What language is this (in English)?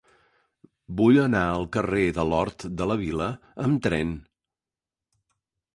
Catalan